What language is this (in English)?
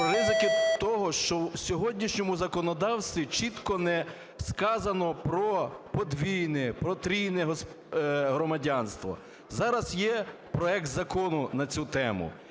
Ukrainian